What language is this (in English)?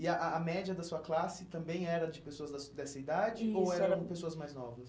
Portuguese